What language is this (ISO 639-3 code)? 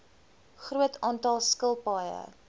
afr